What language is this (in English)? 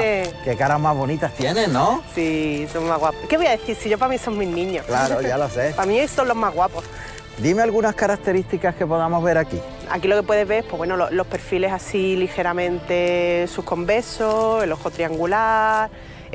Spanish